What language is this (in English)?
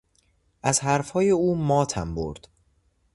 Persian